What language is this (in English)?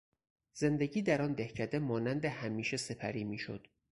Persian